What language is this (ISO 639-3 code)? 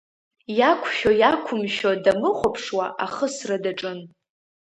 abk